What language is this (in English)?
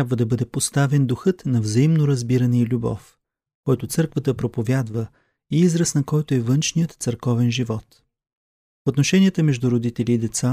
Bulgarian